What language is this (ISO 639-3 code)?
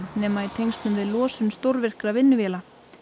isl